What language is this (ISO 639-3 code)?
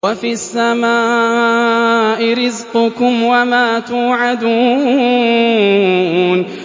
ara